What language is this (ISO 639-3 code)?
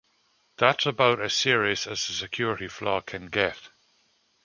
eng